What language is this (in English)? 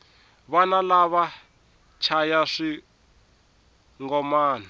Tsonga